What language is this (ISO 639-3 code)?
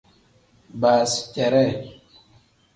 kdh